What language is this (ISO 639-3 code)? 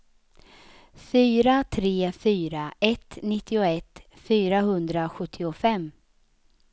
swe